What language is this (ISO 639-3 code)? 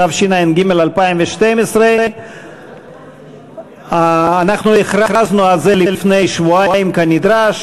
heb